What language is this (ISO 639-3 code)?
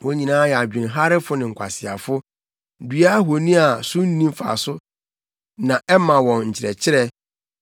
aka